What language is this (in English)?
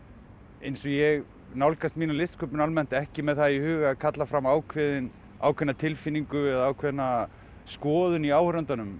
Icelandic